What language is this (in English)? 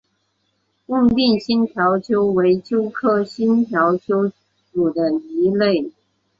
Chinese